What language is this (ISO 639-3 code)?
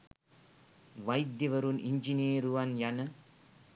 sin